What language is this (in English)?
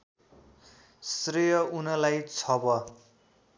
Nepali